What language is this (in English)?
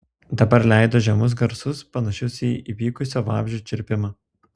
Lithuanian